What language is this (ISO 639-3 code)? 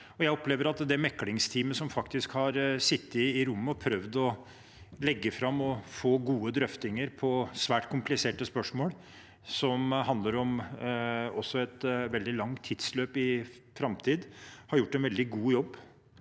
nor